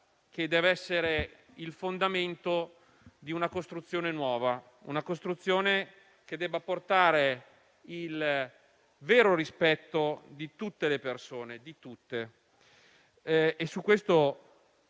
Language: Italian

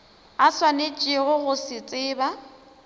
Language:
Northern Sotho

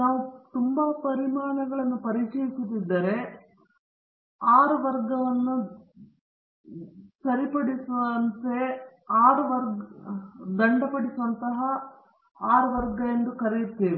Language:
Kannada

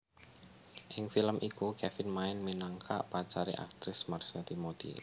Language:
Javanese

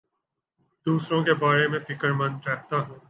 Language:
Urdu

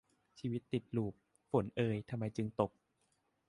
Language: Thai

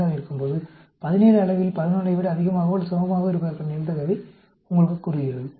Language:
Tamil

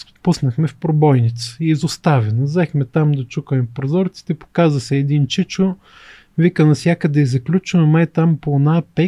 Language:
Bulgarian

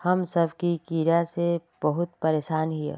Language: Magahi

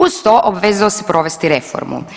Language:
Croatian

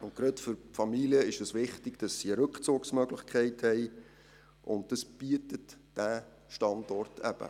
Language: Swiss German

